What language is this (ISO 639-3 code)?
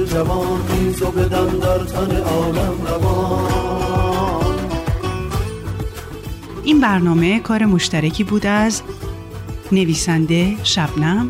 fas